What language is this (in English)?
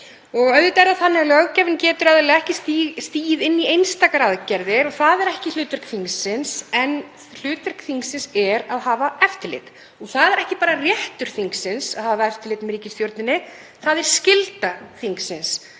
Icelandic